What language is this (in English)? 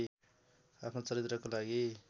Nepali